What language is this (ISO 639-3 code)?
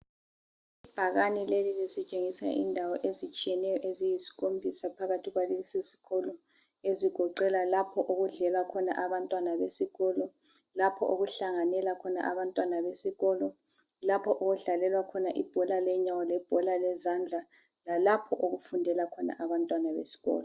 nde